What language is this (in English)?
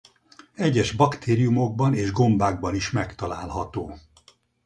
Hungarian